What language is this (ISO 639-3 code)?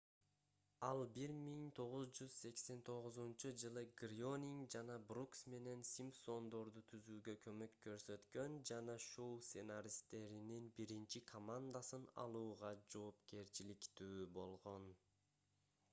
kir